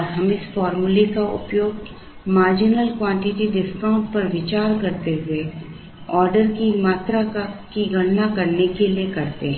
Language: Hindi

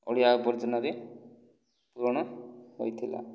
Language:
Odia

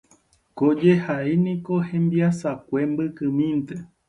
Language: Guarani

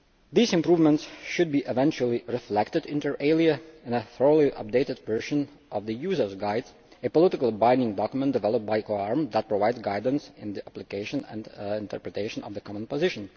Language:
English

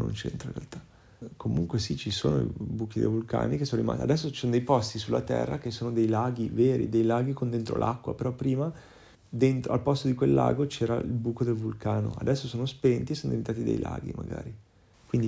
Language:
Italian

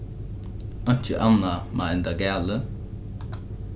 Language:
Faroese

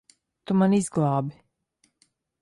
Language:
Latvian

